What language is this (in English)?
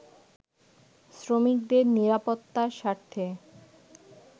Bangla